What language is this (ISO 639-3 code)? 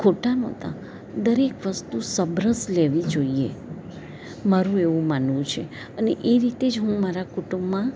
guj